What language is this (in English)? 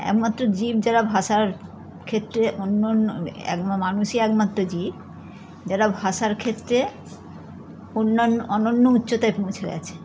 Bangla